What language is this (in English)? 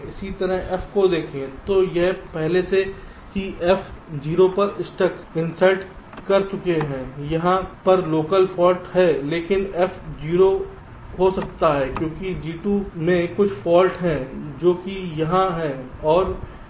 Hindi